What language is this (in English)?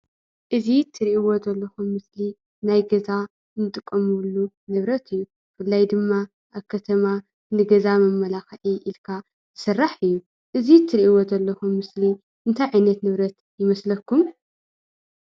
Tigrinya